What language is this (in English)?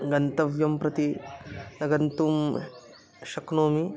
Sanskrit